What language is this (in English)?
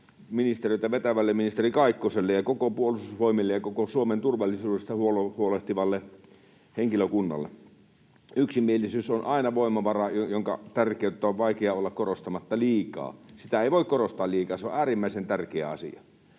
Finnish